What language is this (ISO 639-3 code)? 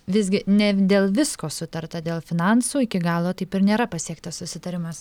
lit